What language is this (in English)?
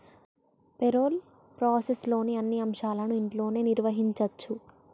Telugu